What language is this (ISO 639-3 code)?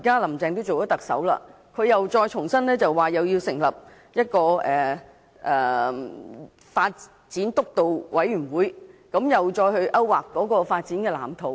yue